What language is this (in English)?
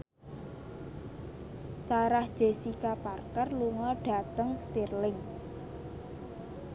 Javanese